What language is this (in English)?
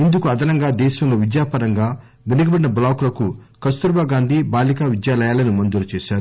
Telugu